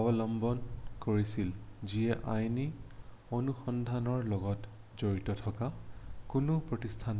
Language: Assamese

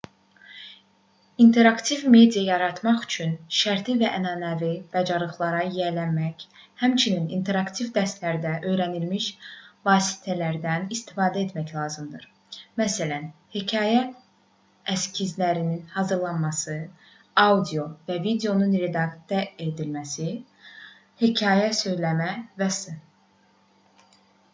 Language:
Azerbaijani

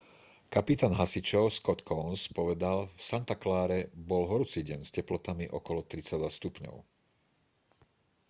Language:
Slovak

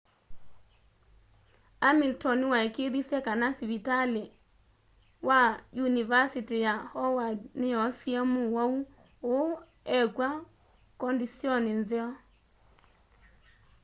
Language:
Kamba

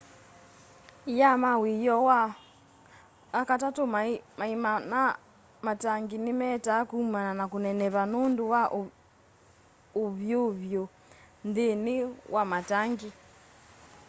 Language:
Kamba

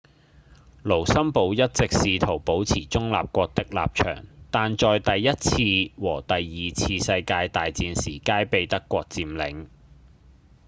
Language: Cantonese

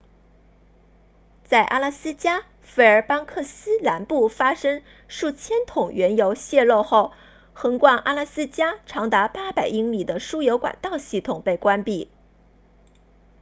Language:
Chinese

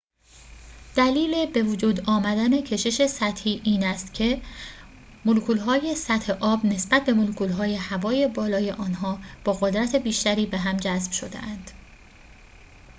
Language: Persian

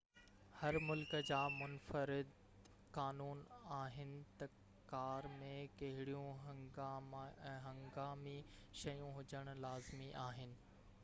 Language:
Sindhi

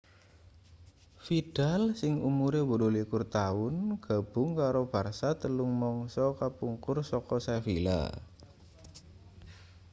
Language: Javanese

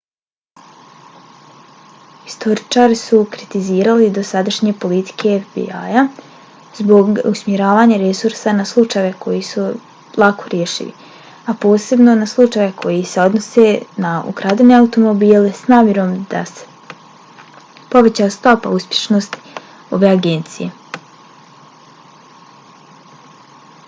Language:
Bosnian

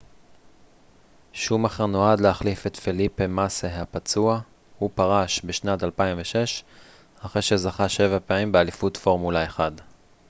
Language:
Hebrew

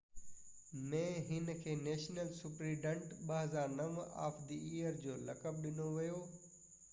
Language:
Sindhi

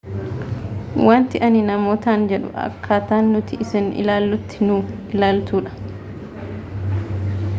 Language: Oromo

